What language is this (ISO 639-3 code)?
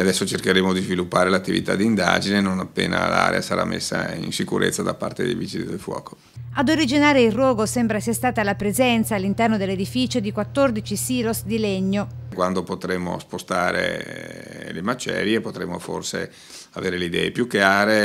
ita